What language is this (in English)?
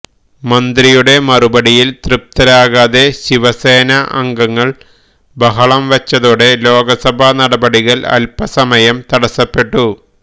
Malayalam